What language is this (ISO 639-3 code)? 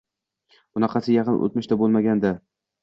uzb